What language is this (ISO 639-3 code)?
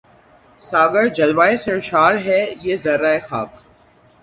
urd